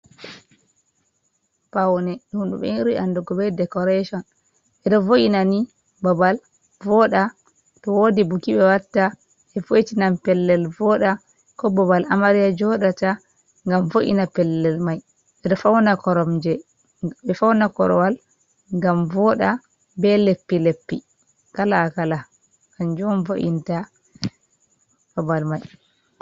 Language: Fula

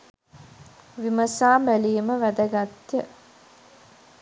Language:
Sinhala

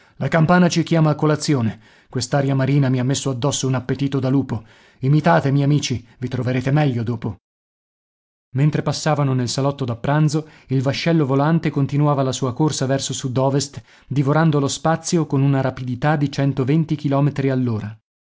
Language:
Italian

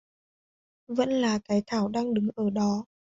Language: Vietnamese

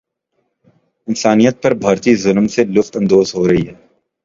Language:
Urdu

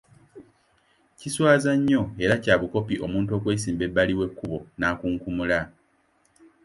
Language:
Ganda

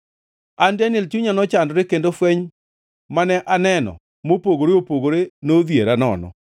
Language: Luo (Kenya and Tanzania)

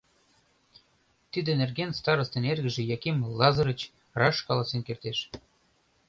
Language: Mari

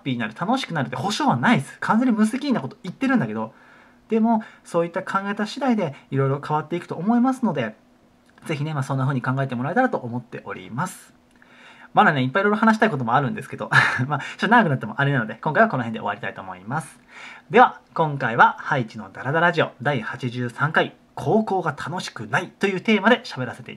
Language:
Japanese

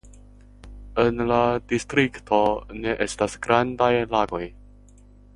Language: Esperanto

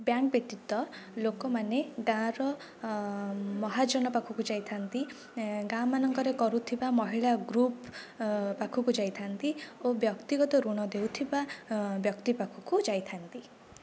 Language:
Odia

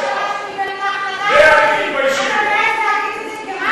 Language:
Hebrew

